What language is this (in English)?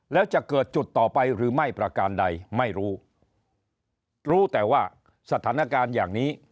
Thai